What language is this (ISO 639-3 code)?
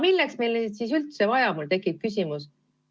est